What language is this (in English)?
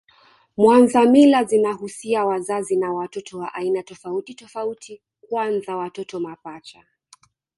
Swahili